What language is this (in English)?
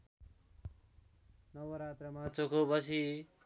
Nepali